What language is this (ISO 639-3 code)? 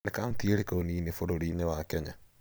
kik